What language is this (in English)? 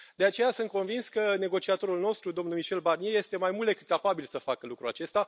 Romanian